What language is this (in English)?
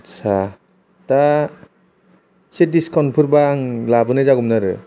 Bodo